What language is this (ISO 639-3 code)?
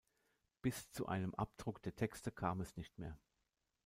deu